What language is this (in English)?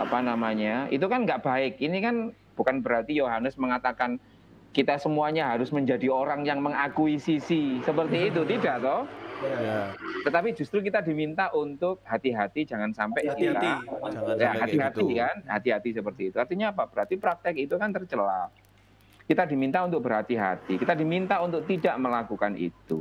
Indonesian